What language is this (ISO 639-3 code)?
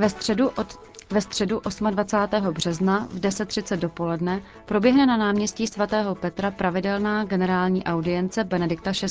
ces